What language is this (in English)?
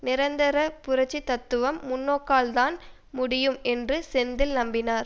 Tamil